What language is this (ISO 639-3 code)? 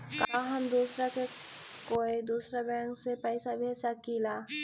mag